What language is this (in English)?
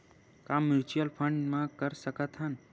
Chhattisgarhi